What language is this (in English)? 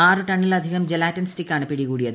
Malayalam